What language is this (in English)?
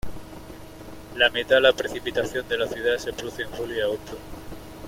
Spanish